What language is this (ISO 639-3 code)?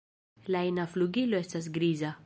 epo